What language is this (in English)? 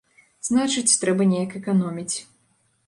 Belarusian